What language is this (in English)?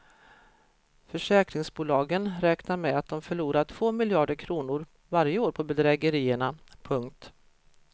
Swedish